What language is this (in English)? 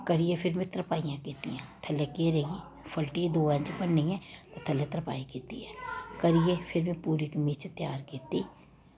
Dogri